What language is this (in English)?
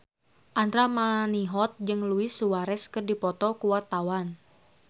Sundanese